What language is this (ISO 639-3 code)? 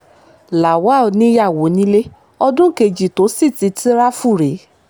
yor